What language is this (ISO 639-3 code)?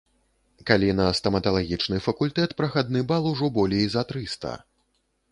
bel